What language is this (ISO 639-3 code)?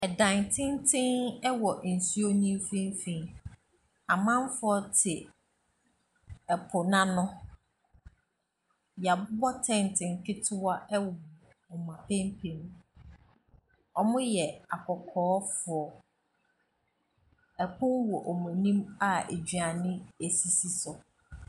aka